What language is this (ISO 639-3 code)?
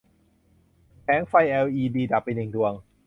tha